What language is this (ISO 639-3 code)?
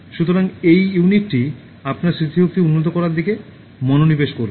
ben